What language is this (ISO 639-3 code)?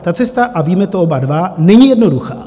ces